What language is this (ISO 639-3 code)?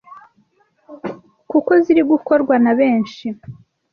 kin